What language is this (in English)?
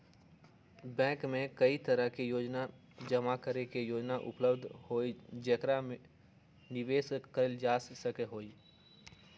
Magahi